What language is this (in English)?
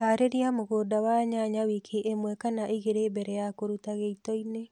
Kikuyu